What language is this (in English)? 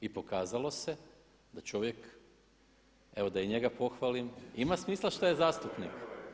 Croatian